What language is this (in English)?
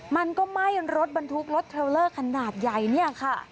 Thai